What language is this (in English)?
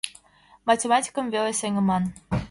Mari